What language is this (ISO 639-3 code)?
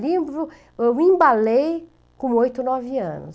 por